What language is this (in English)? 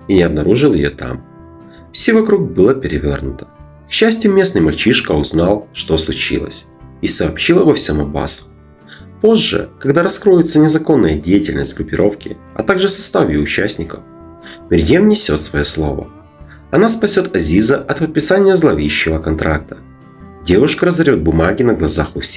Russian